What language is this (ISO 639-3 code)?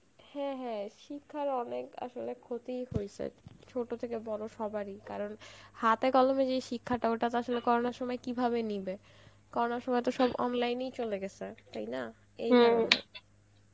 ben